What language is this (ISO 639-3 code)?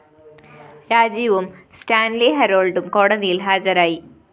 mal